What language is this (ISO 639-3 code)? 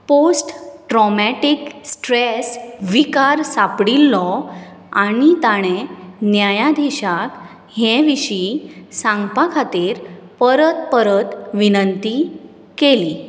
kok